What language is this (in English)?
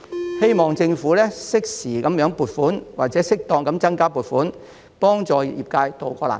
Cantonese